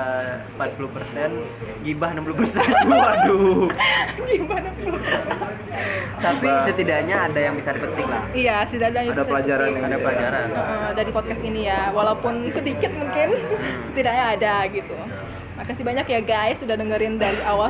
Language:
Indonesian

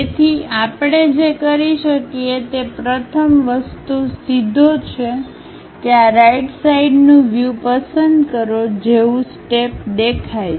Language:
Gujarati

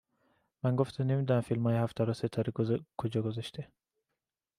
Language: Persian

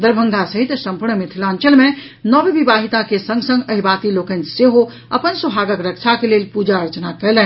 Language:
Maithili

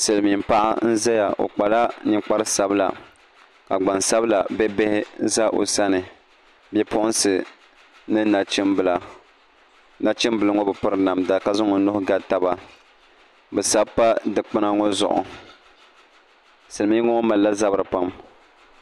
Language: Dagbani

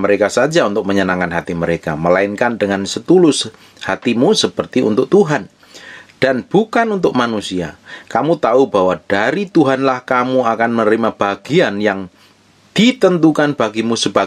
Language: Indonesian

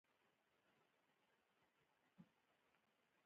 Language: Pashto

